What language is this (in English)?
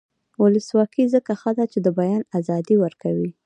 Pashto